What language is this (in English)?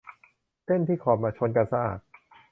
Thai